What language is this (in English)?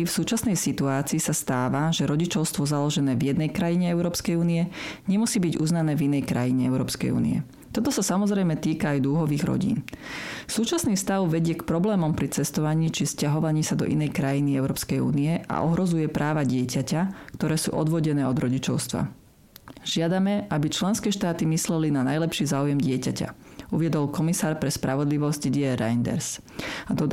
Slovak